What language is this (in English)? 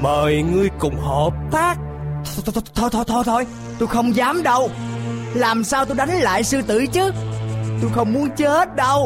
Vietnamese